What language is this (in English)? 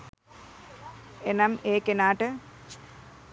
Sinhala